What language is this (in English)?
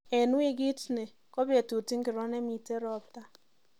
Kalenjin